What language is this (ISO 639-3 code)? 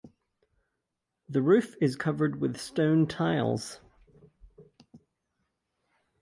eng